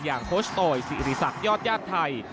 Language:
Thai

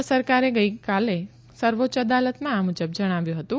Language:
Gujarati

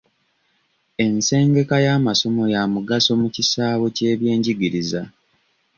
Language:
Ganda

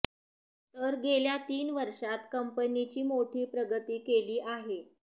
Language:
Marathi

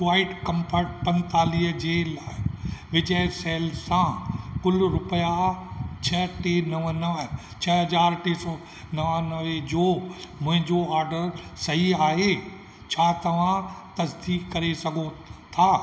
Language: Sindhi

